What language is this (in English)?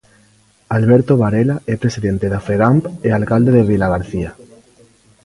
Galician